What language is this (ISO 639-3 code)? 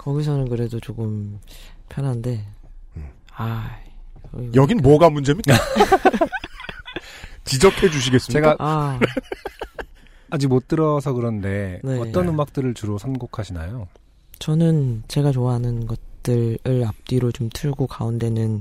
kor